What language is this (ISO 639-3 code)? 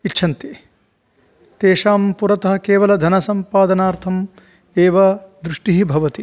san